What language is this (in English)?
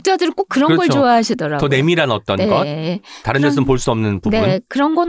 Korean